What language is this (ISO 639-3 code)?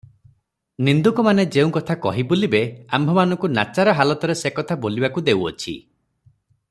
ori